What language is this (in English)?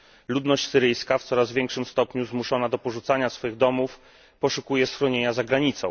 Polish